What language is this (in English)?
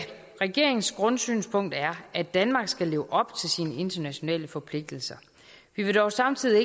Danish